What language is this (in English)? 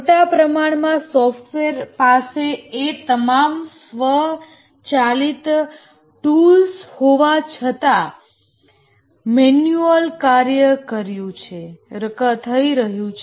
Gujarati